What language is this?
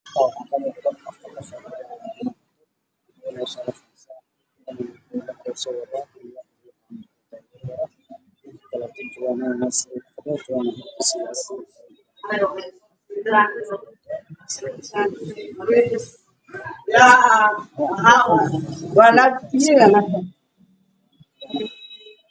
Somali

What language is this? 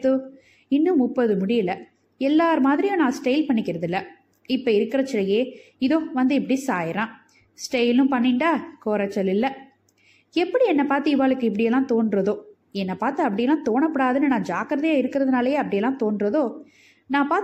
Tamil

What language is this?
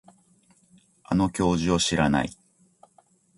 Japanese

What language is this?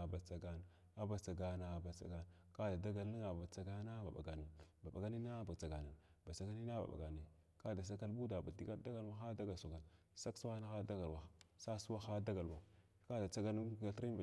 Glavda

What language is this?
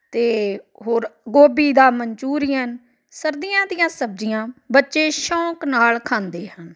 Punjabi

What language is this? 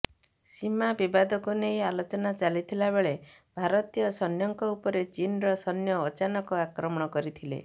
Odia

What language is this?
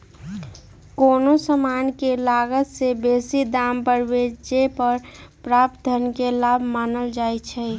Magahi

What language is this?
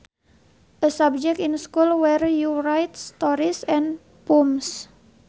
Sundanese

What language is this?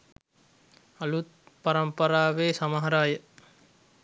Sinhala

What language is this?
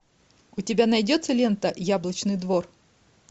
Russian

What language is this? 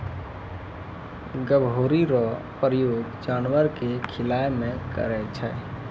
Maithili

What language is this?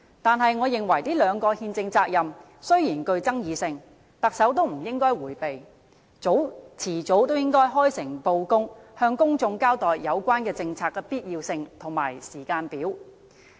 Cantonese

